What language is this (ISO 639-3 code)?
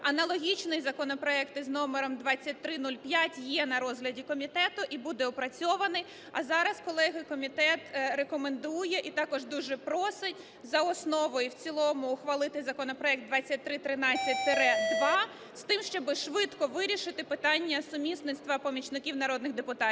ukr